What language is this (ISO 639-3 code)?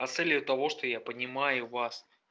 rus